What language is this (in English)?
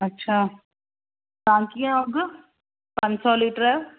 Sindhi